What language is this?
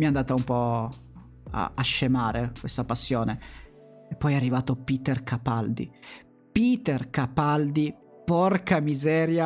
Italian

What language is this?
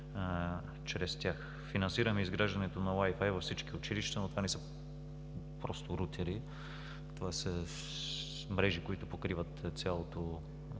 Bulgarian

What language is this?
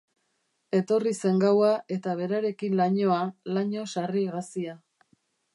Basque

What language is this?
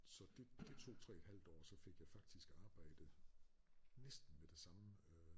Danish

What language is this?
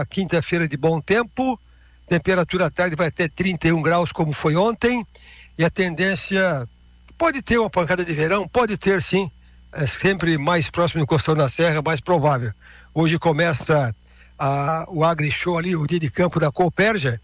Portuguese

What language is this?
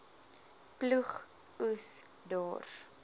Afrikaans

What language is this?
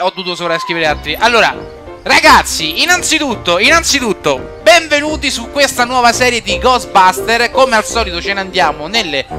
Italian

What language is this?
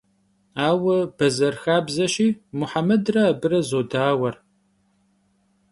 Kabardian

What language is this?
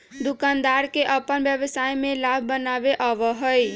Magahi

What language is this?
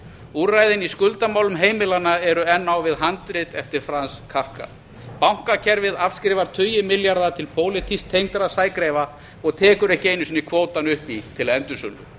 Icelandic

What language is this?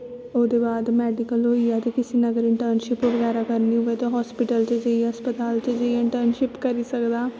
Dogri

